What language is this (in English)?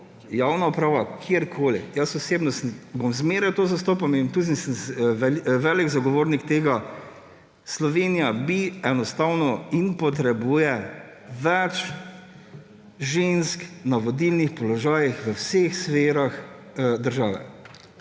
Slovenian